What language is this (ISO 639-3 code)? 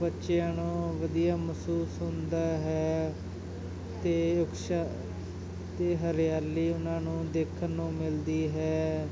pan